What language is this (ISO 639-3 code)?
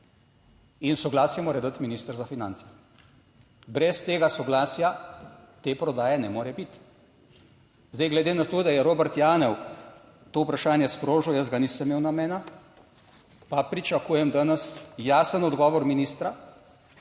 slv